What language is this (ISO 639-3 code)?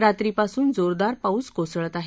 mar